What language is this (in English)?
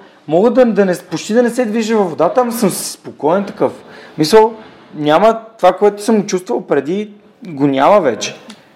Bulgarian